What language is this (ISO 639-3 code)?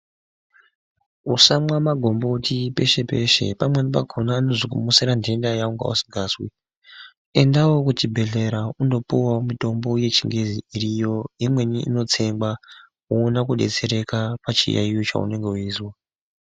ndc